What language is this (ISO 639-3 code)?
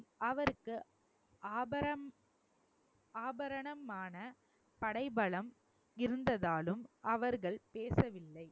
tam